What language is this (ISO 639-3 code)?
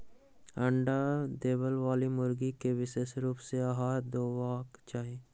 mai